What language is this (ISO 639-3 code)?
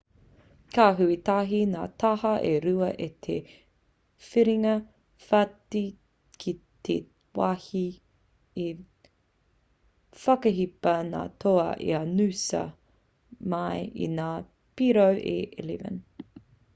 mri